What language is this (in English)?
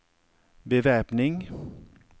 Norwegian